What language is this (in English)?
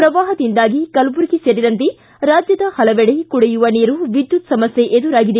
Kannada